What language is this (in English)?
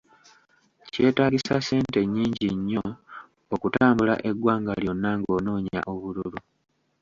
Ganda